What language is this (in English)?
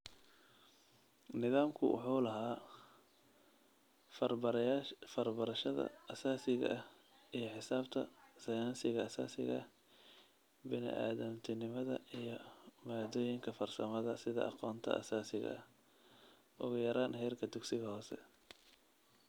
Somali